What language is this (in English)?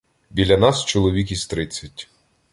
Ukrainian